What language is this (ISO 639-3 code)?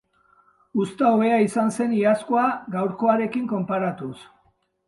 eus